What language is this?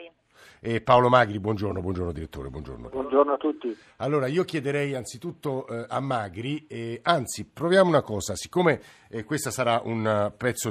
Italian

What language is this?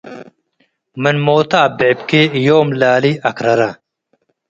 Tigre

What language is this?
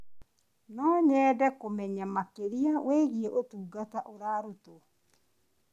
Kikuyu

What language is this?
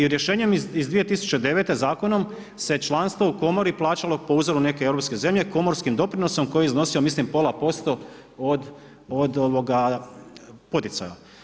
Croatian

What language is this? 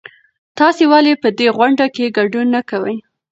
Pashto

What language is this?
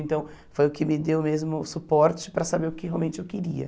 Portuguese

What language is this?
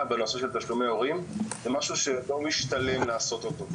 Hebrew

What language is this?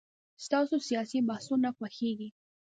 Pashto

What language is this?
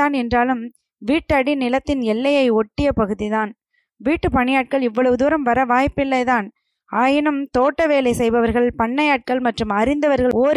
Tamil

